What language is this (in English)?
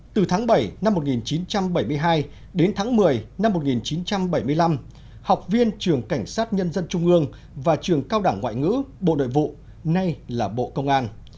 Vietnamese